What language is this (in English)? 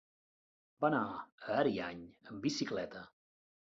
Catalan